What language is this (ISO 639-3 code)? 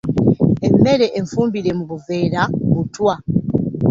lug